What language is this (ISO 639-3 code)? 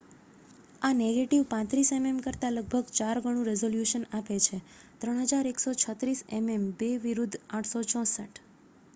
guj